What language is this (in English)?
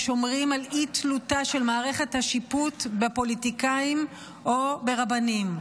Hebrew